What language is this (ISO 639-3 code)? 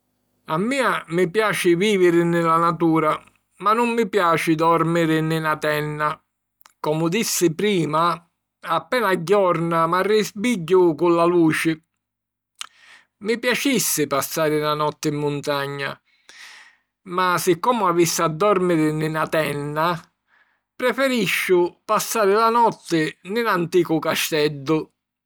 scn